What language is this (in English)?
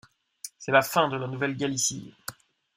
French